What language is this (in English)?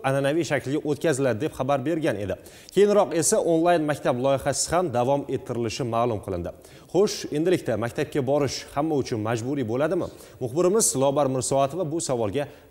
Turkish